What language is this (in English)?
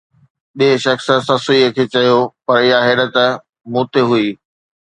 Sindhi